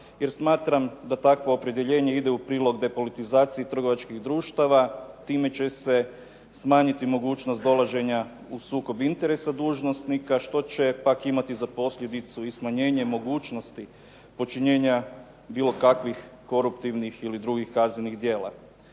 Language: Croatian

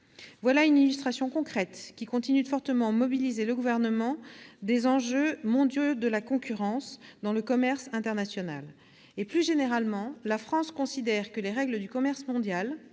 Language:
French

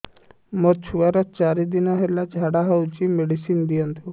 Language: Odia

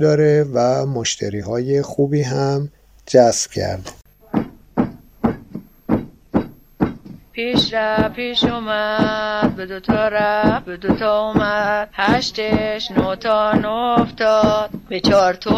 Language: Persian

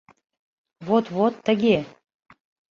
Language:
Mari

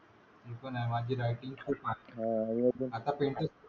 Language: Marathi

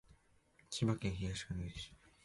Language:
Japanese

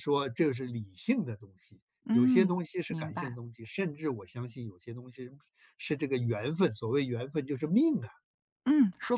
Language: Chinese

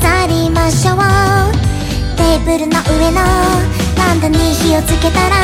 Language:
Korean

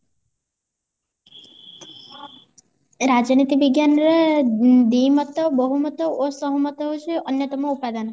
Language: Odia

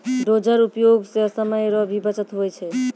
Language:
Maithili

